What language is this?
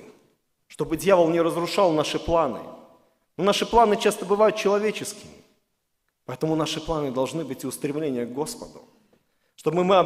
Russian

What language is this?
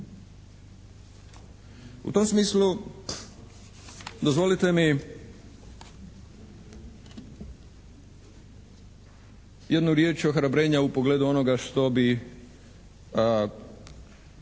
Croatian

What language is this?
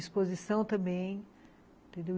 Portuguese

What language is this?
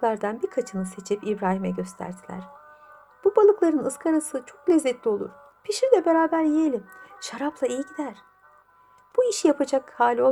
Turkish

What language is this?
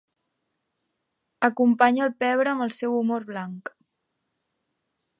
Catalan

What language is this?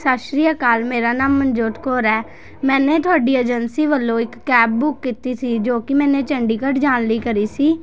Punjabi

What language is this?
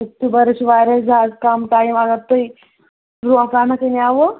Kashmiri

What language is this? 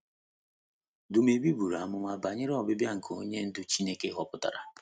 Igbo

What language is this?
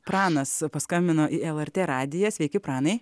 Lithuanian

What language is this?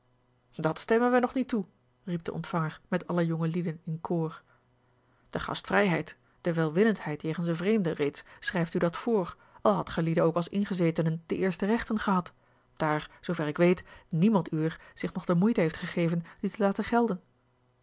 Dutch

